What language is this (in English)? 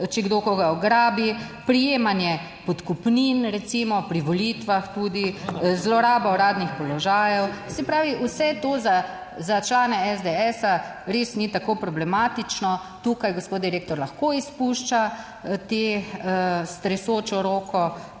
Slovenian